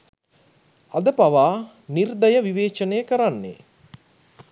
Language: Sinhala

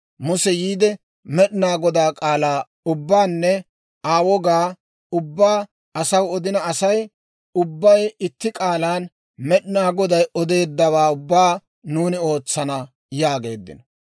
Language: Dawro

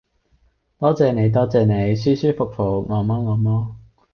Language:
Cantonese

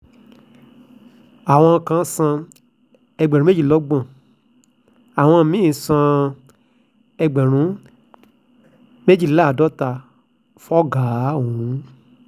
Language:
Yoruba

